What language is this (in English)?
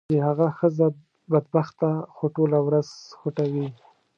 Pashto